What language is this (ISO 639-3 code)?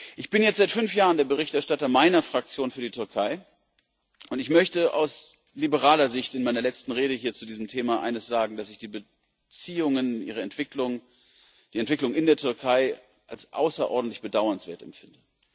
deu